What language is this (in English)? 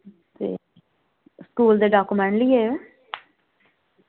Dogri